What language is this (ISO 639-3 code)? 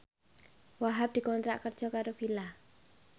jav